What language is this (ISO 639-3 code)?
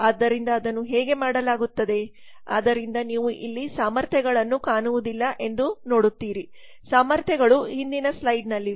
kan